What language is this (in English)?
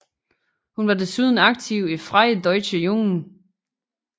Danish